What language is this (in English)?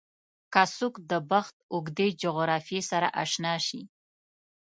Pashto